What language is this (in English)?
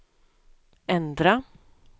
Swedish